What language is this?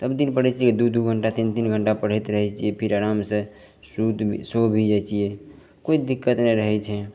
Maithili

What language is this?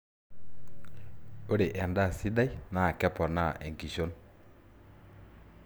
Masai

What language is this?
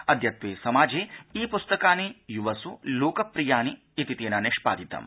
Sanskrit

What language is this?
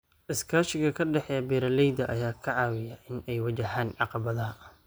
Somali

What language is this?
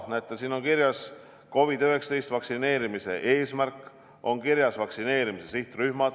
Estonian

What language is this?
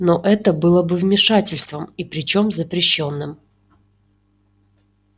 Russian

